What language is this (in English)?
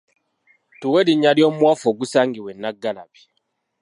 Ganda